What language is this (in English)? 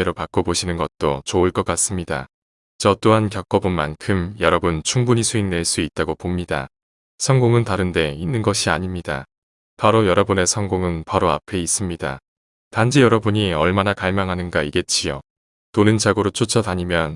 Korean